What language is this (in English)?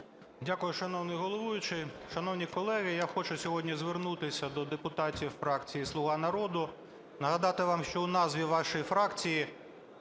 Ukrainian